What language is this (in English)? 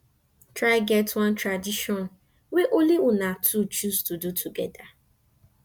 Nigerian Pidgin